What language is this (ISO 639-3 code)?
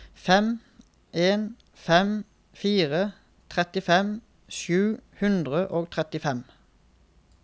nor